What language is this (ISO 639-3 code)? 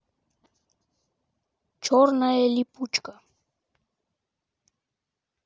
rus